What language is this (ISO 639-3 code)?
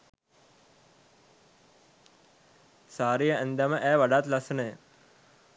sin